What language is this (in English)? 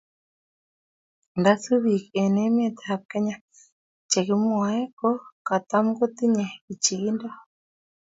Kalenjin